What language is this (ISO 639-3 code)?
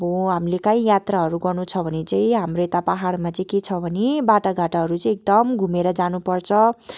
nep